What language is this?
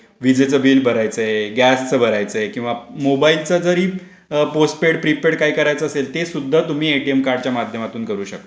Marathi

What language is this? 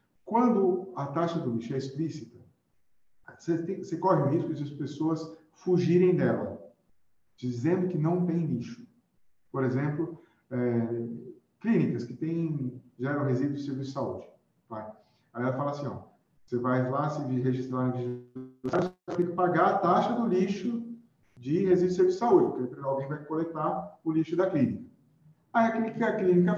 Portuguese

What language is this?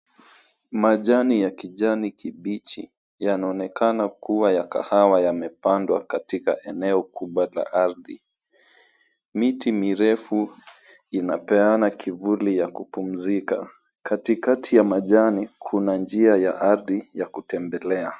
Swahili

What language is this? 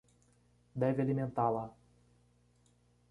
Portuguese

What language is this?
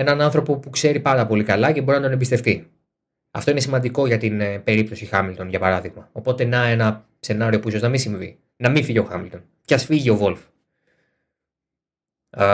Greek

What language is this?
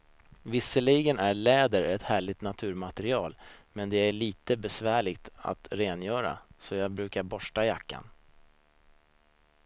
Swedish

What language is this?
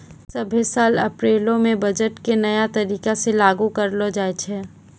Maithili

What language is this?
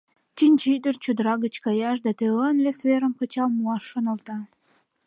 Mari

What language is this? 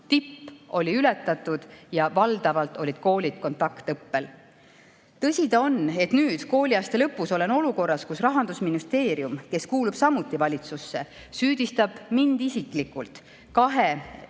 Estonian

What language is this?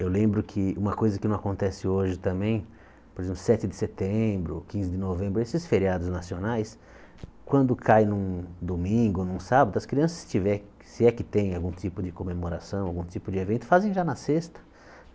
Portuguese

